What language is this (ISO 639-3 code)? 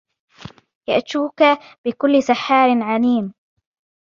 ara